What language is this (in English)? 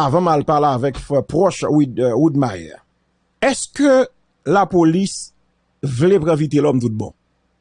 French